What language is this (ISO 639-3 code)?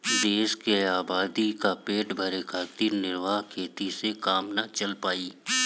bho